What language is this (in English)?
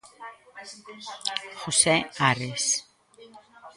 Galician